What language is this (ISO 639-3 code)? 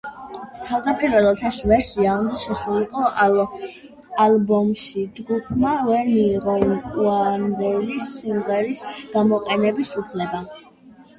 kat